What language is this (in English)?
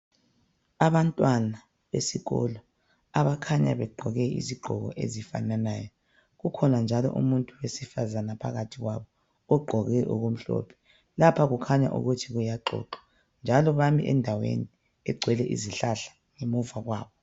North Ndebele